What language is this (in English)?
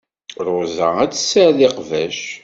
Kabyle